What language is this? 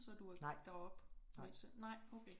Danish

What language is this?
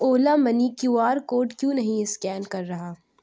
Urdu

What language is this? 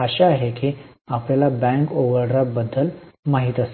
Marathi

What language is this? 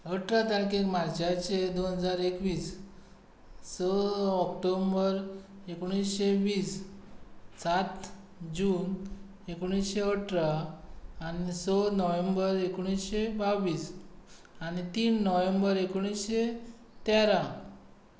Konkani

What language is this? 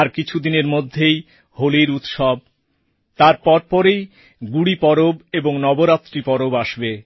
Bangla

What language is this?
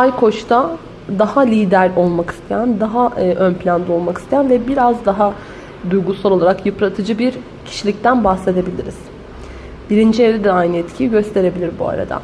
Turkish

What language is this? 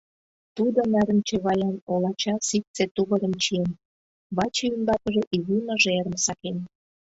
Mari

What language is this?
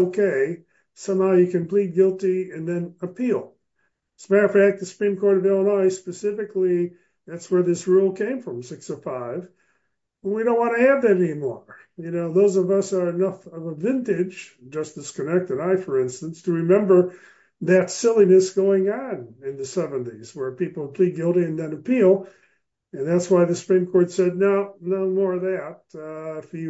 English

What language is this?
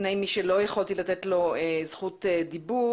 Hebrew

